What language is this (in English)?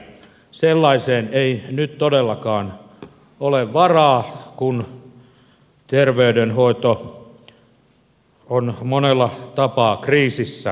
Finnish